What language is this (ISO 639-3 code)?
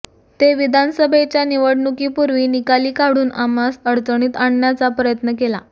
mar